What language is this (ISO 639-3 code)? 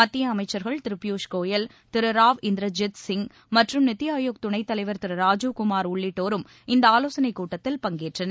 tam